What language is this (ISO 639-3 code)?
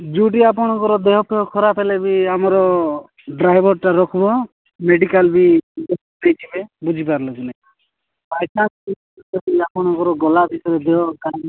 ori